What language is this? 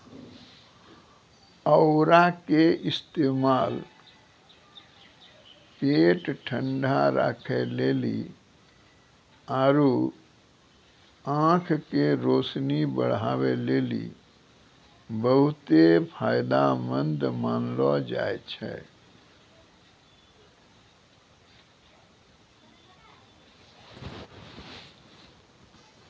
Maithili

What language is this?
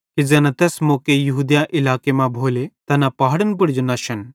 Bhadrawahi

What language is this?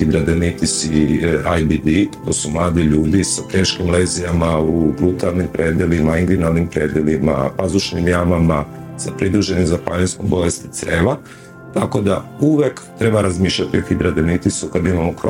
Croatian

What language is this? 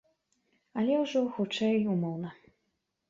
Belarusian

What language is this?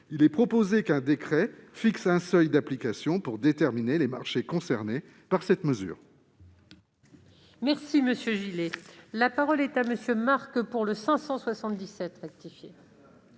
French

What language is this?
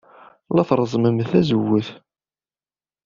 Kabyle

